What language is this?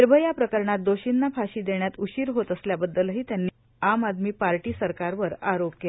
Marathi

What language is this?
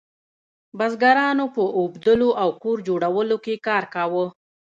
Pashto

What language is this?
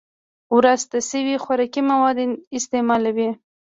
Pashto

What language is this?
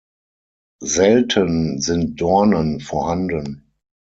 German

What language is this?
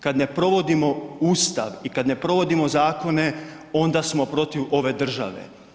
Croatian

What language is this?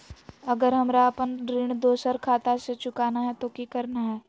Magahi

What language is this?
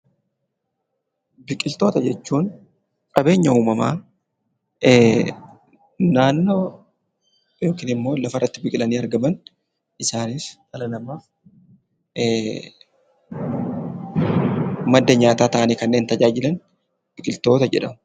Oromo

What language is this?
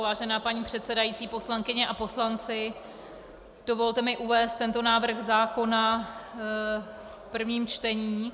Czech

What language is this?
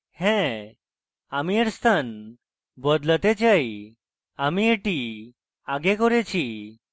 Bangla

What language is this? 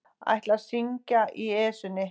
Icelandic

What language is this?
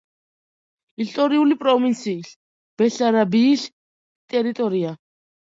Georgian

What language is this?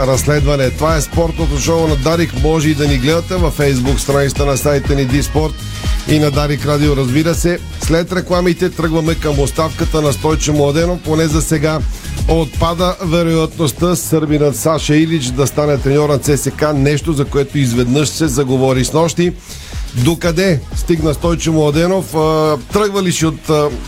Bulgarian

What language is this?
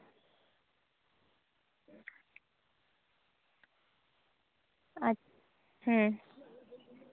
Santali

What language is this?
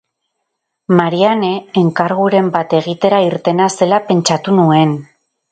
Basque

